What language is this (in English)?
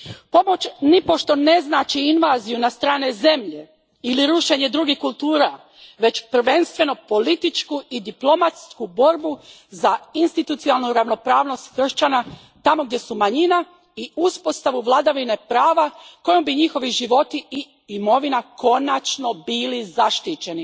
Croatian